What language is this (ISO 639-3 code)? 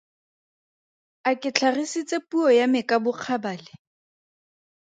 tsn